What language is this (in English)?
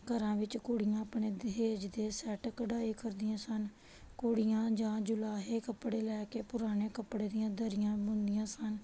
Punjabi